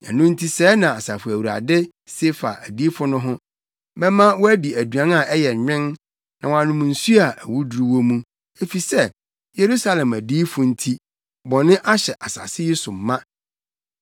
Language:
Akan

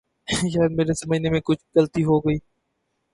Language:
Urdu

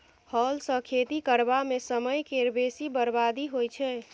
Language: Maithili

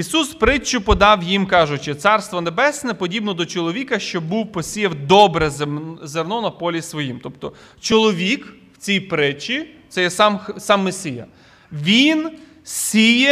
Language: Ukrainian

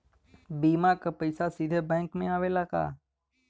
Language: Bhojpuri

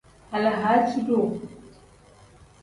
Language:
Tem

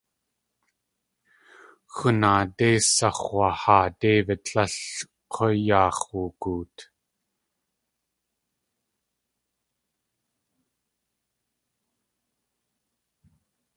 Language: Tlingit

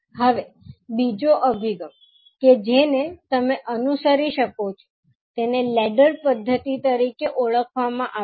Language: Gujarati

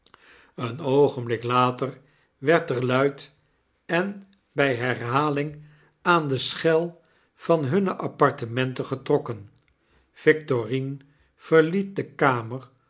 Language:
Dutch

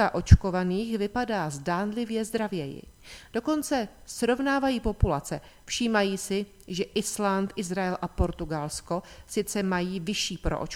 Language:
Czech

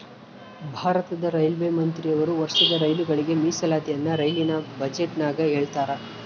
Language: Kannada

